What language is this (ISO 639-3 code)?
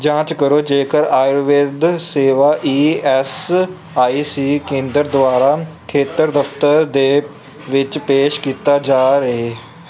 pan